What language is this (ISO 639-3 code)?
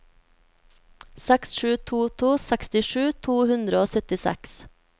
nor